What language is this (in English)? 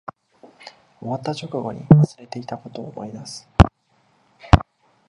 Japanese